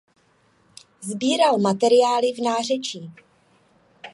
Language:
Czech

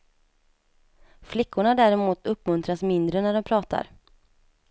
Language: Swedish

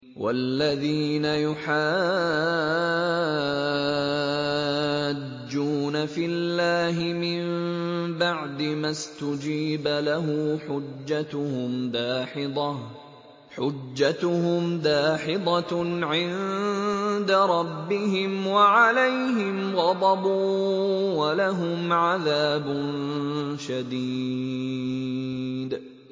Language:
Arabic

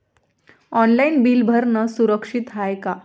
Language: Marathi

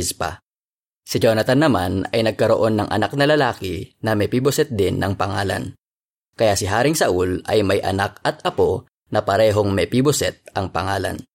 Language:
Filipino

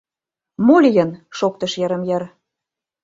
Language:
Mari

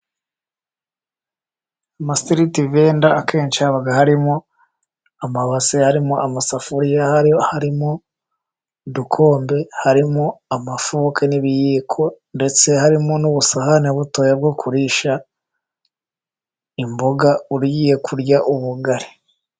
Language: Kinyarwanda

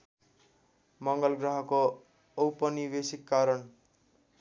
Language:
Nepali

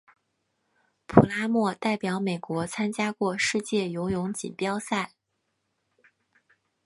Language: Chinese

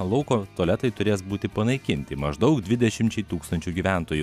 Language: Lithuanian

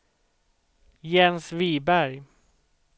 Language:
Swedish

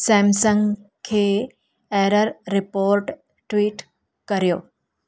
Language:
Sindhi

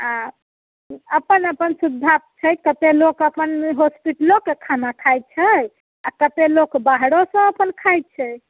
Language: Maithili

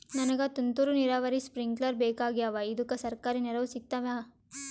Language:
Kannada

